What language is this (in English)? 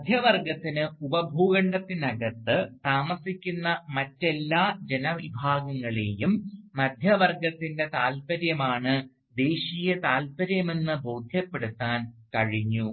Malayalam